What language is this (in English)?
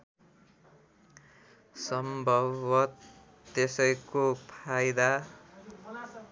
Nepali